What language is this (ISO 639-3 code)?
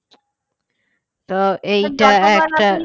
ben